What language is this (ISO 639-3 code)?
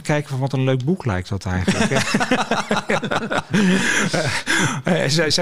nld